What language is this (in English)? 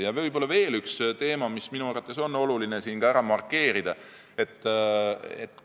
Estonian